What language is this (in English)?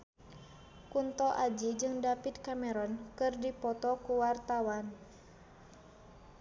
Sundanese